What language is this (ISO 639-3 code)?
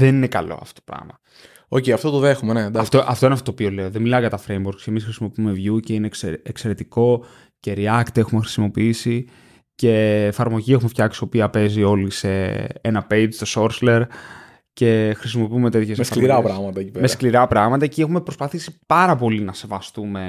ell